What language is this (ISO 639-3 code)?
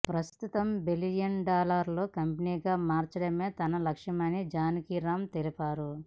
tel